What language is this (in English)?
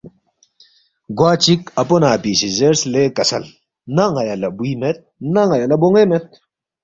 Balti